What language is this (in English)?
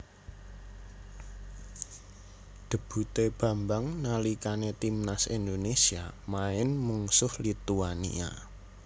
Javanese